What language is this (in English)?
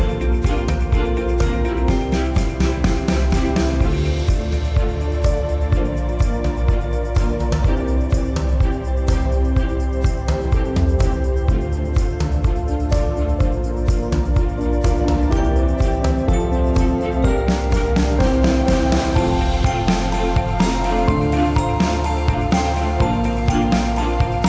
Vietnamese